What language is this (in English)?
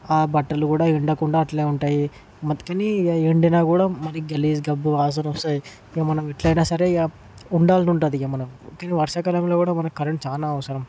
Telugu